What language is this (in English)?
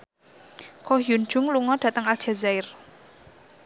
Javanese